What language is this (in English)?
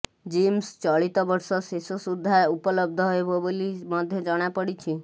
Odia